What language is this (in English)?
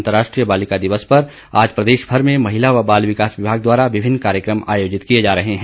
Hindi